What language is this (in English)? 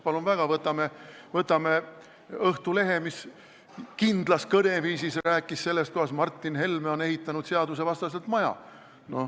Estonian